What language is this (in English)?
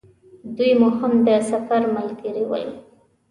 Pashto